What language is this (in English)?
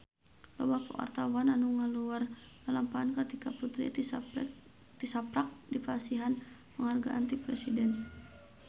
Sundanese